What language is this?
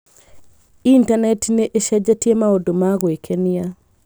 Kikuyu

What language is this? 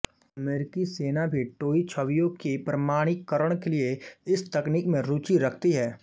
Hindi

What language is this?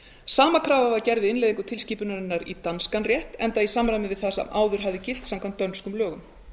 Icelandic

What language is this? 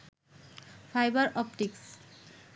Bangla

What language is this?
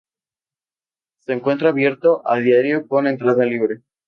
Spanish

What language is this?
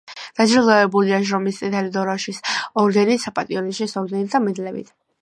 Georgian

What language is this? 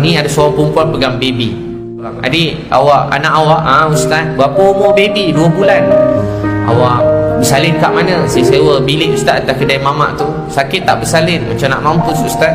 Malay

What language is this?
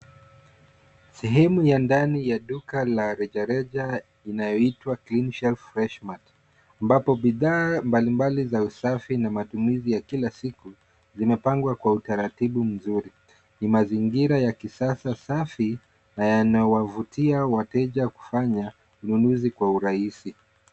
Swahili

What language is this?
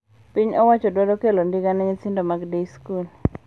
Luo (Kenya and Tanzania)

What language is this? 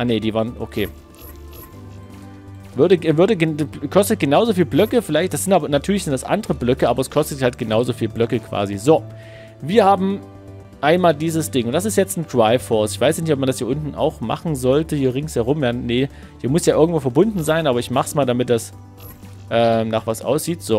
German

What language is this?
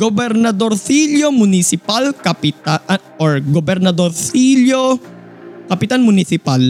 Filipino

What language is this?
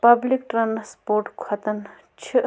Kashmiri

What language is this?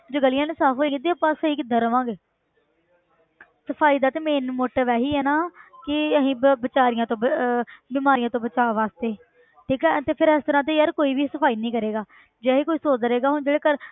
Punjabi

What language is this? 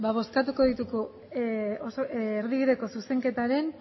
Basque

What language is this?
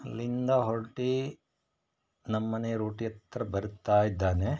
Kannada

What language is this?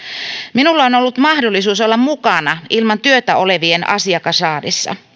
Finnish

